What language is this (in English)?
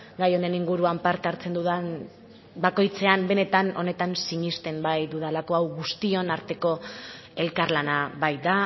Basque